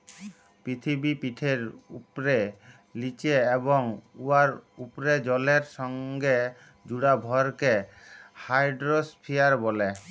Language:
Bangla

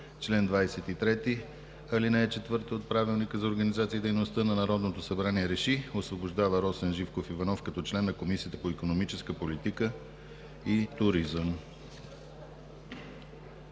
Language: Bulgarian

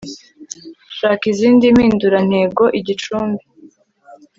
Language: Kinyarwanda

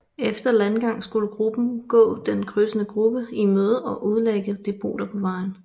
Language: Danish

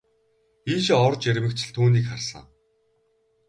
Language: Mongolian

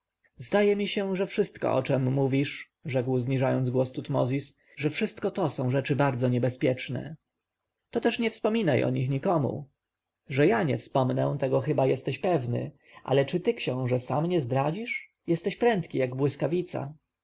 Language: Polish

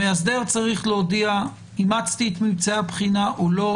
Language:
Hebrew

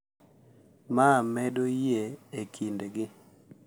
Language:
Luo (Kenya and Tanzania)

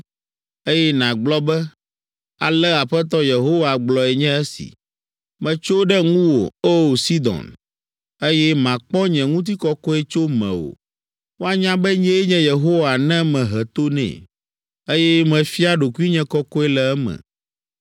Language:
Ewe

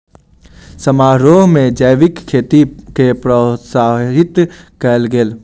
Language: Maithili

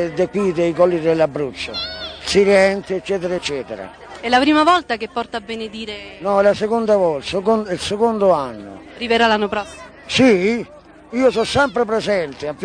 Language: Italian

